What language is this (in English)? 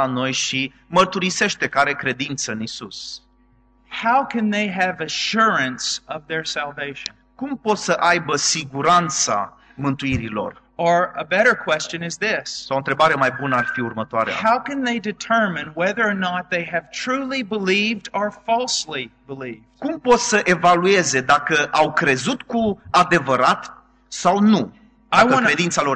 Romanian